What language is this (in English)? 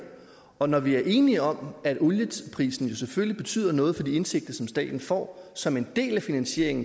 Danish